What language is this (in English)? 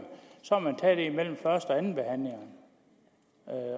Danish